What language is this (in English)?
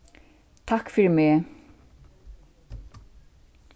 Faroese